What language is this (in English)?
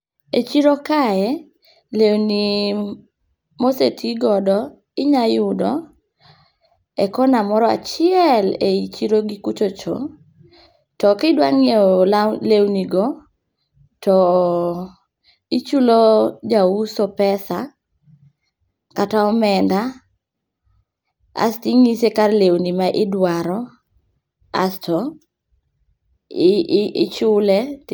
Luo (Kenya and Tanzania)